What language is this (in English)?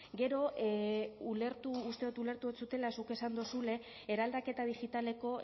Basque